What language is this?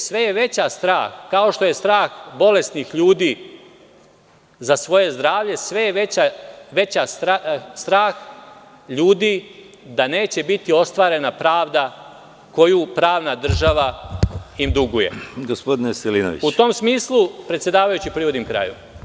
Serbian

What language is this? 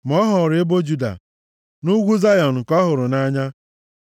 Igbo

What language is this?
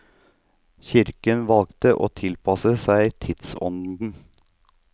Norwegian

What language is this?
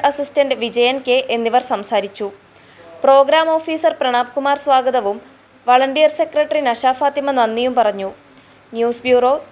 Malayalam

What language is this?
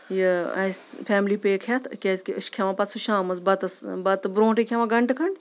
Kashmiri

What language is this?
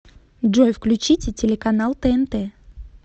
Russian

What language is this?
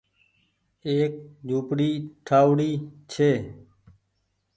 Goaria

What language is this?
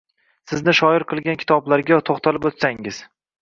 Uzbek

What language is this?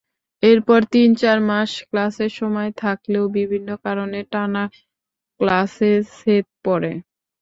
Bangla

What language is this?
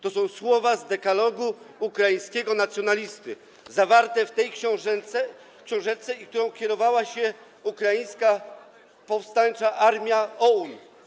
Polish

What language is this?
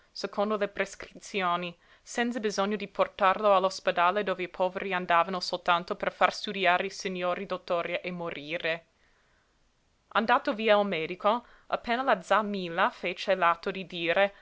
Italian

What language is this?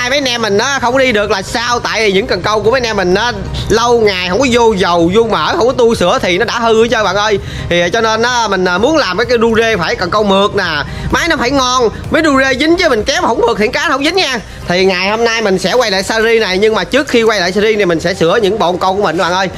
Vietnamese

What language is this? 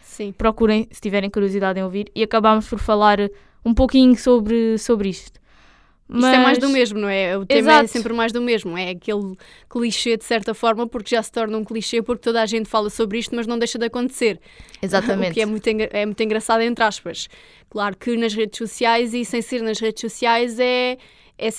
Portuguese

